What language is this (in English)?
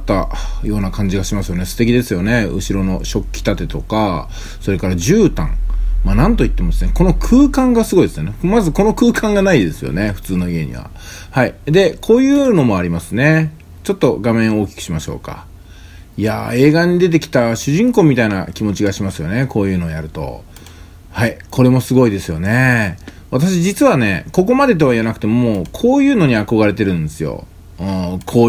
Japanese